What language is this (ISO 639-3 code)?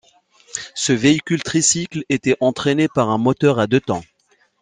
fra